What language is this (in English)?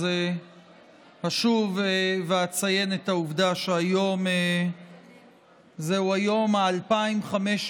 Hebrew